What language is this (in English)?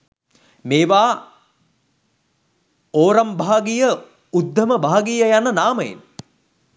Sinhala